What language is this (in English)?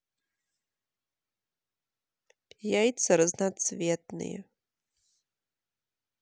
Russian